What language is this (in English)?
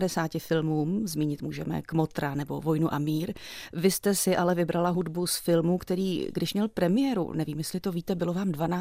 Czech